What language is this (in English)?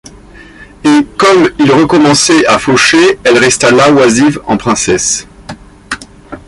French